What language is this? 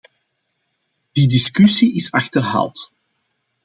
Dutch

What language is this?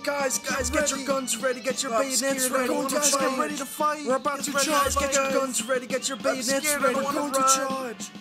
English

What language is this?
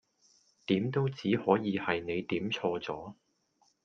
Cantonese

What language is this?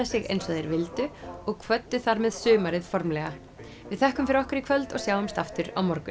Icelandic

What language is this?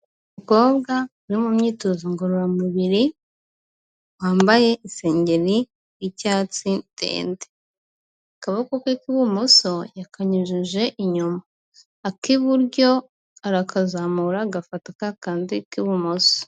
Kinyarwanda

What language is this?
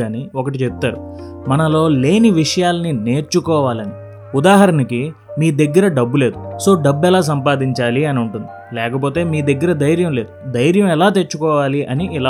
Telugu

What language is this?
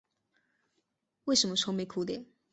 Chinese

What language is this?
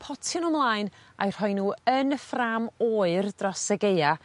Welsh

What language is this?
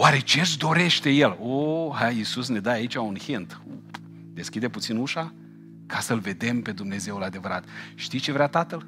Romanian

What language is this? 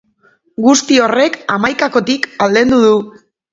Basque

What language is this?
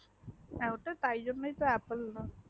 Bangla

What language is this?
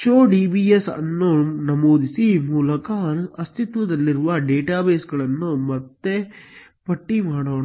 Kannada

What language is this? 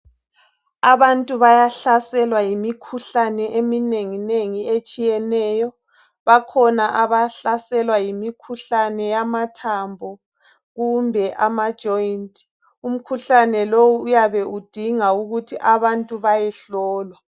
North Ndebele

